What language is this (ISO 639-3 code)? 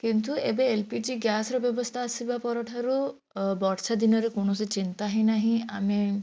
ori